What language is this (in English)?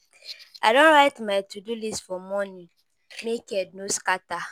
Nigerian Pidgin